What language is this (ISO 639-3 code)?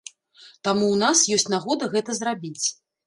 bel